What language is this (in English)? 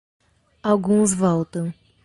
Portuguese